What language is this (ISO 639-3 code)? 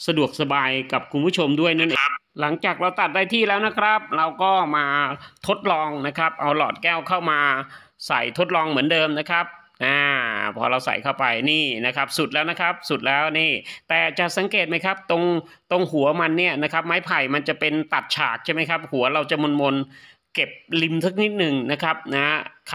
tha